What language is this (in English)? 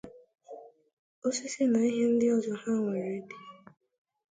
Igbo